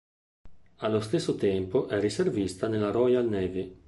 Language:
Italian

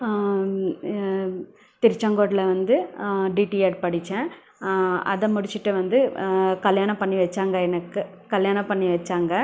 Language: Tamil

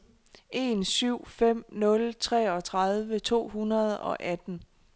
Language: Danish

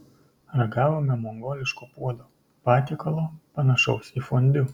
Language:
Lithuanian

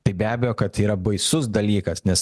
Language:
Lithuanian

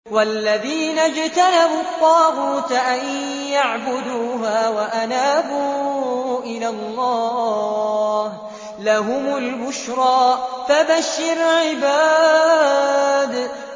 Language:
Arabic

